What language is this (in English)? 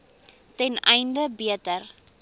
Afrikaans